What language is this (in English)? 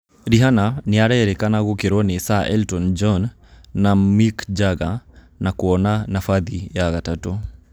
Kikuyu